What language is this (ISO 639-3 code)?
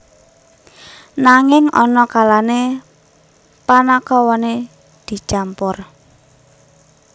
jav